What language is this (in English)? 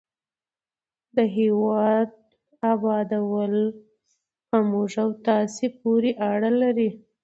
Pashto